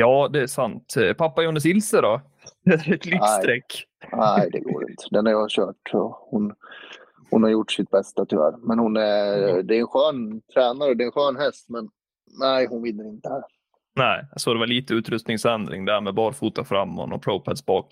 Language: Swedish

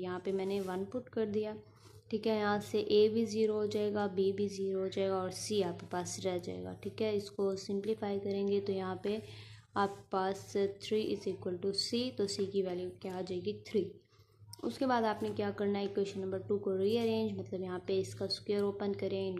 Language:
Hindi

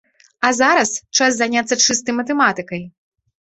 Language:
Belarusian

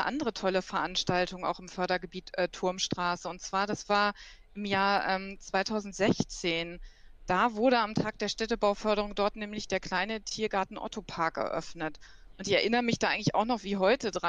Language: German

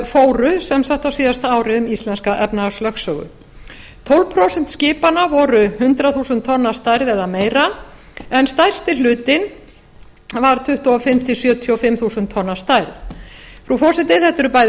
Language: Icelandic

